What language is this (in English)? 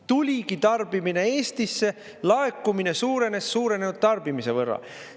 Estonian